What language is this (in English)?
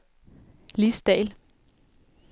Danish